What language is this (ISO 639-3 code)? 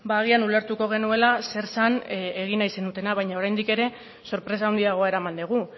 eus